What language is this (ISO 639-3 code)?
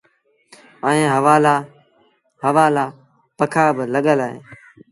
sbn